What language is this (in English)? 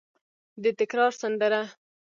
Pashto